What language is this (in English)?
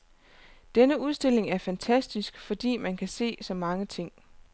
Danish